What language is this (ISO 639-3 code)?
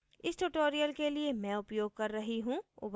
hin